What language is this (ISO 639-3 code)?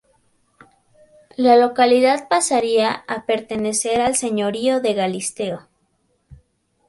spa